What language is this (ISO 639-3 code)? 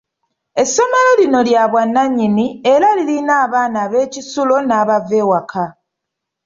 lug